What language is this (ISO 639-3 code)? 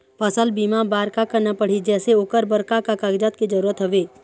hne